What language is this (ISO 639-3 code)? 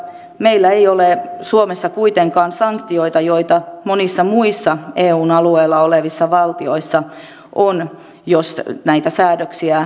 fin